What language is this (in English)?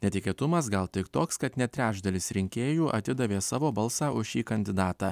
Lithuanian